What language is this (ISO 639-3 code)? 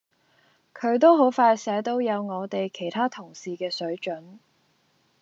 yue